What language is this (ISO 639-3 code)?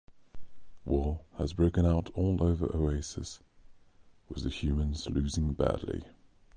eng